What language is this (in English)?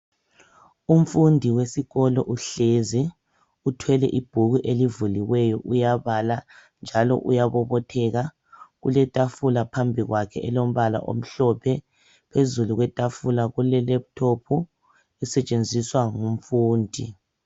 North Ndebele